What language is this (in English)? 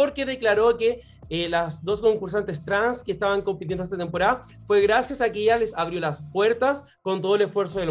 Spanish